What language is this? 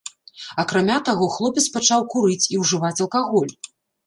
Belarusian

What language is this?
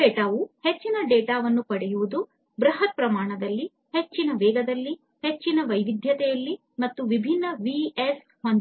Kannada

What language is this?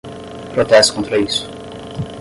Portuguese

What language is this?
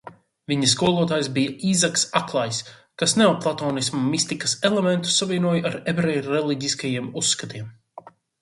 Latvian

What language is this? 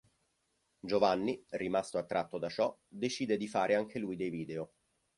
Italian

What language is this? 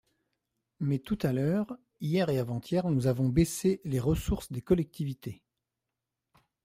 French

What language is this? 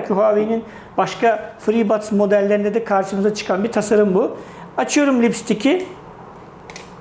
Turkish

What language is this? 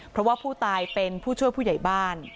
Thai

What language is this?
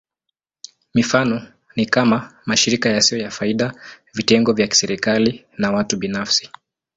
Swahili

